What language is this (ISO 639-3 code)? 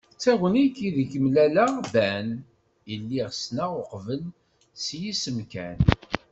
kab